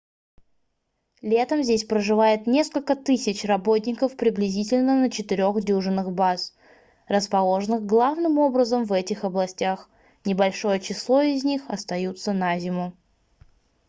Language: Russian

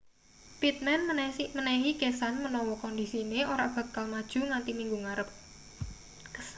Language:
Javanese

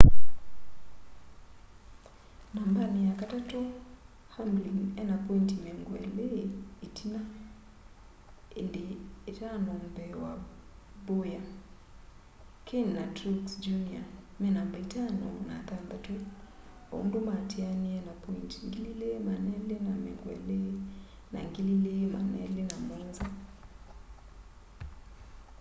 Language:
Kamba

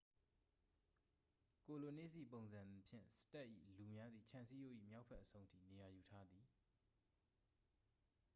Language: Burmese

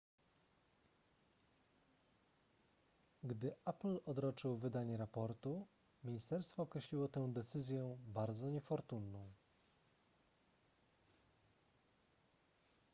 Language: Polish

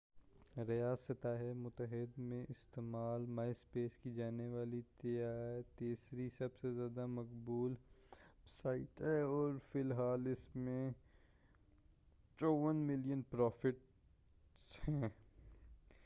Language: Urdu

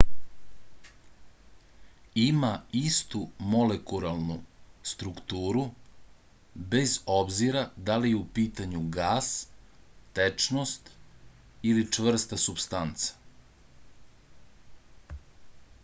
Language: Serbian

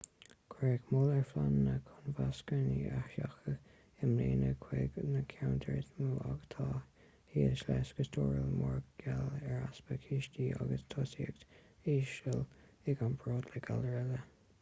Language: Irish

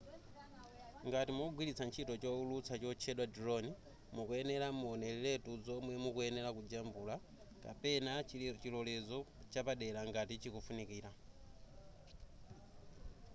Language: Nyanja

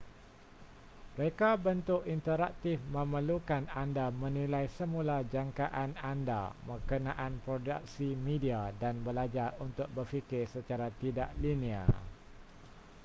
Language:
Malay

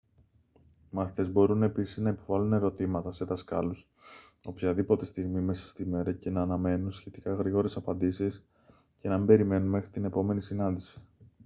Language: Greek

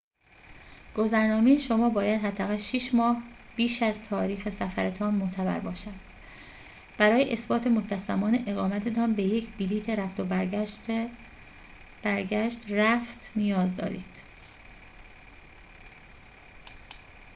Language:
Persian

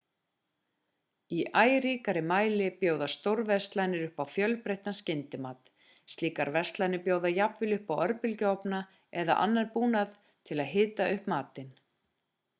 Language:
Icelandic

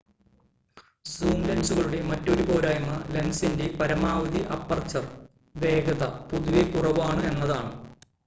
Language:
Malayalam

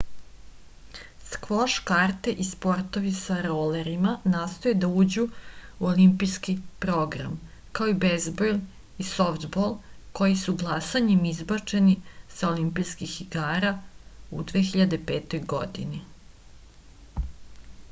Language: Serbian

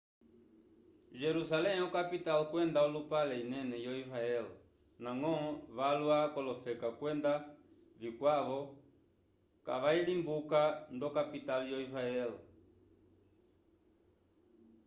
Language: Umbundu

